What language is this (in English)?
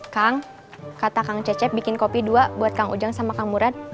Indonesian